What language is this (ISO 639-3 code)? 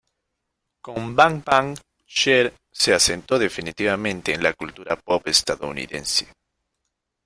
spa